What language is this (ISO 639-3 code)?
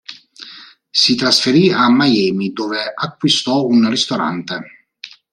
ita